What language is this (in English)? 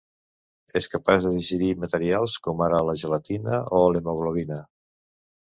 Catalan